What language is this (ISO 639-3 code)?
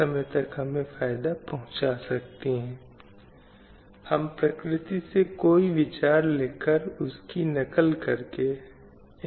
hin